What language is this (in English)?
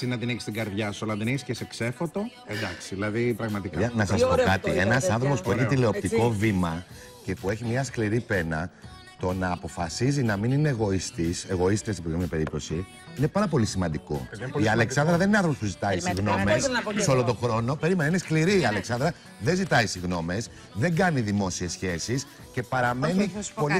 Greek